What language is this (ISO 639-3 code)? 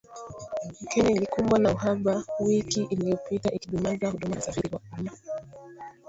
swa